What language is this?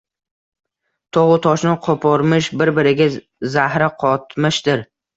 Uzbek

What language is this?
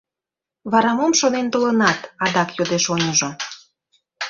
Mari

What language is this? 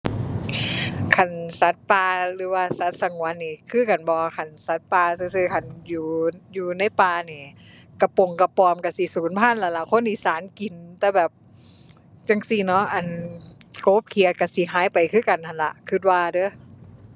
Thai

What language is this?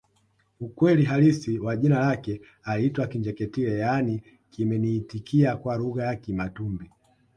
Swahili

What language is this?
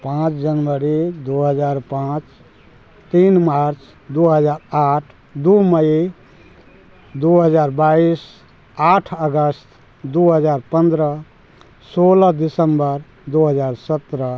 Maithili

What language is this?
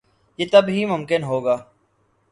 Urdu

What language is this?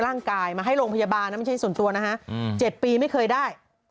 Thai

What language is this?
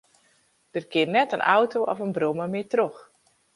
Western Frisian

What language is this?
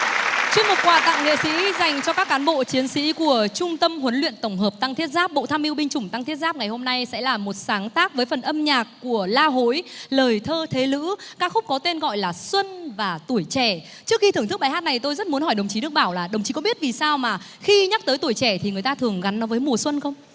Vietnamese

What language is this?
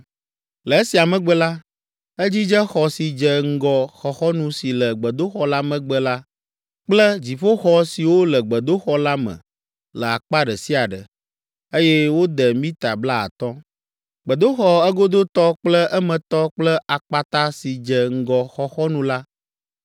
Ewe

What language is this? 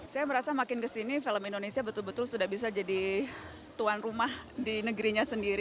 Indonesian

